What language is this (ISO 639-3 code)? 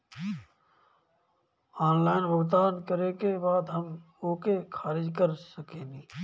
bho